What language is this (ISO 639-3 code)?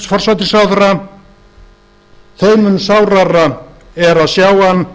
isl